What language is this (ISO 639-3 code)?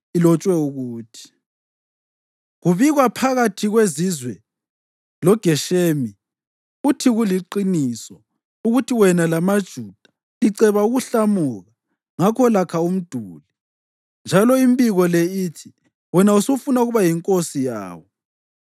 nde